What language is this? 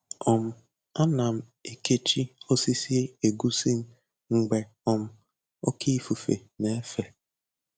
Igbo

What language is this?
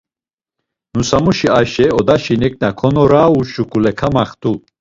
Laz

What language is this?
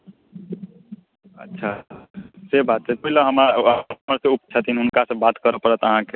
Maithili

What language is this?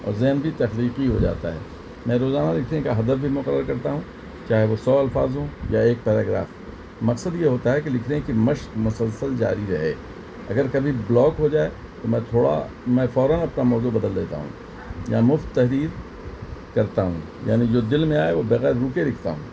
Urdu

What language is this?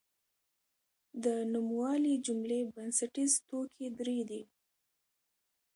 Pashto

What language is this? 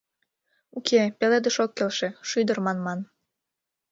Mari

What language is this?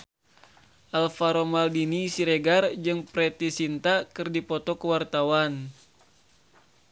Sundanese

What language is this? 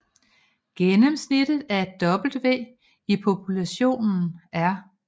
Danish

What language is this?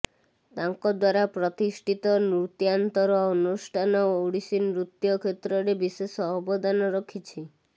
Odia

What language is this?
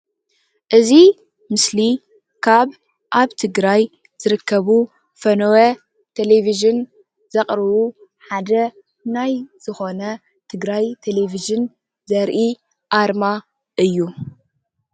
Tigrinya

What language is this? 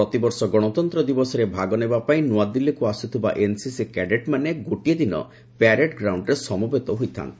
Odia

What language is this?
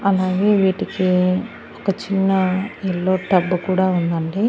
Telugu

